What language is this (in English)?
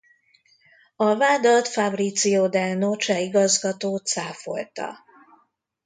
Hungarian